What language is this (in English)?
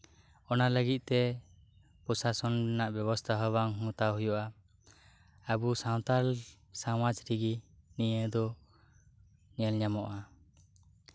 Santali